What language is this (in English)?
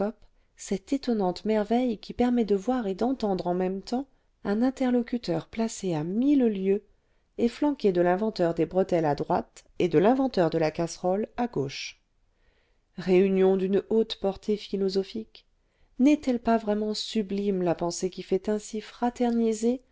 French